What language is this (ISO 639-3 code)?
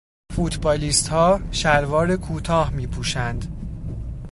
fas